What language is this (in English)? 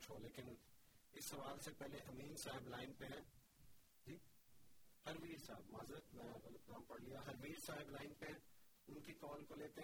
Urdu